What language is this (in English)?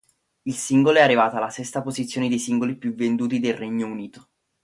Italian